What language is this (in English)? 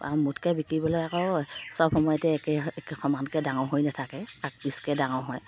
Assamese